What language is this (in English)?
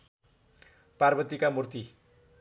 Nepali